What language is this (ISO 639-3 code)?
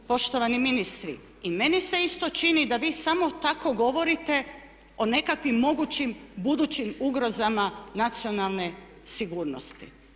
hrv